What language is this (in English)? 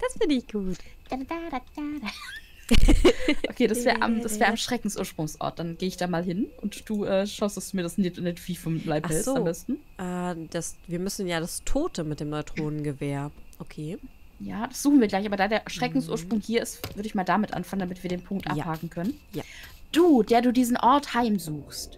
German